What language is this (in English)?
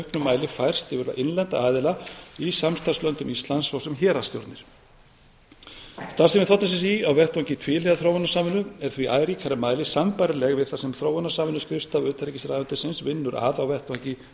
Icelandic